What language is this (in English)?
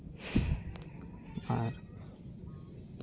Santali